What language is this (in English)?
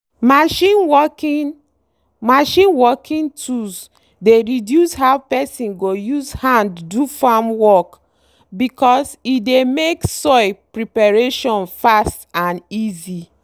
Nigerian Pidgin